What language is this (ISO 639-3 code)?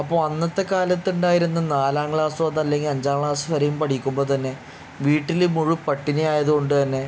mal